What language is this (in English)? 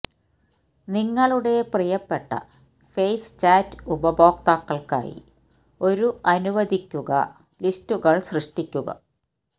Malayalam